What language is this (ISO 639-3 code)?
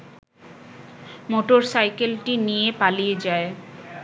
ben